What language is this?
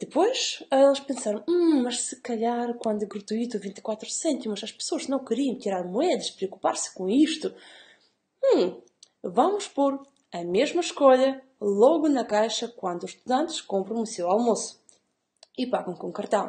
Portuguese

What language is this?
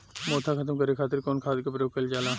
Bhojpuri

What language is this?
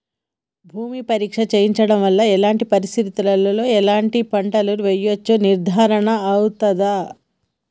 Telugu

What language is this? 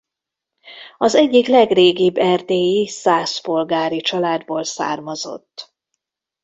Hungarian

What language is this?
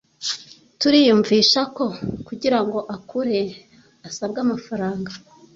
Kinyarwanda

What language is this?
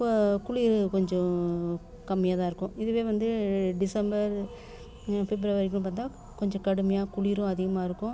Tamil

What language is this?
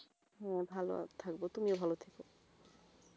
Bangla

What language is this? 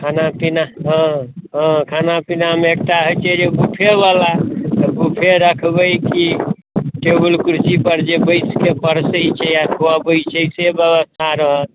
Maithili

